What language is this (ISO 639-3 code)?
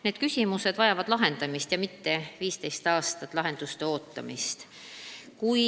est